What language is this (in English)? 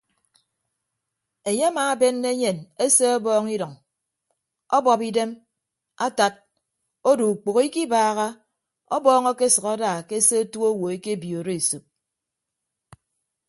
Ibibio